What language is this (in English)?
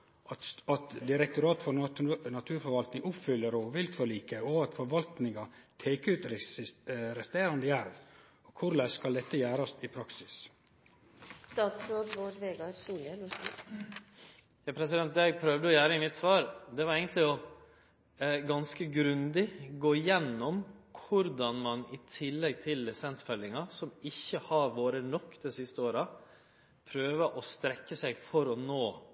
Norwegian Nynorsk